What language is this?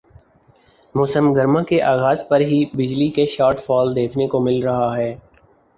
Urdu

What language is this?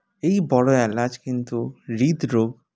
Bangla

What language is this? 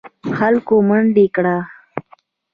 Pashto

